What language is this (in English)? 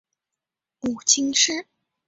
Chinese